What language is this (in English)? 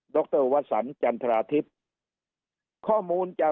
Thai